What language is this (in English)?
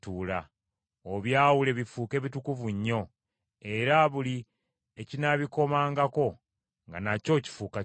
Ganda